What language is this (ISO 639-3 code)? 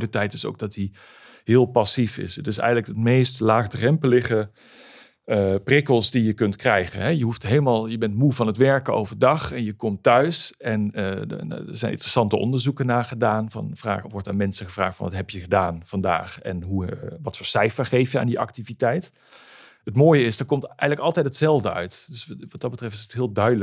nld